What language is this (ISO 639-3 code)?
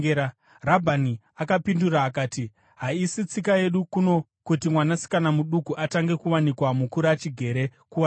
sna